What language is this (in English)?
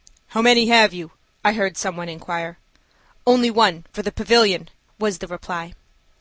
English